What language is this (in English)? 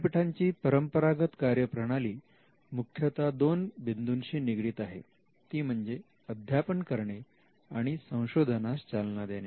Marathi